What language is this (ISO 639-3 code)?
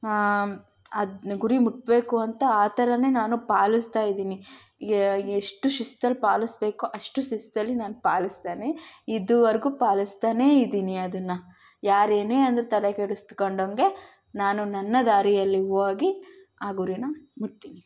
kan